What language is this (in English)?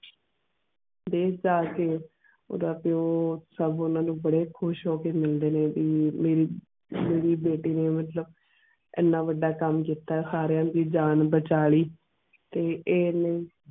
Punjabi